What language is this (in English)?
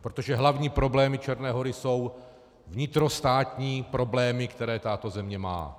Czech